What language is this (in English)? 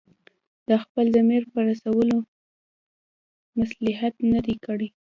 Pashto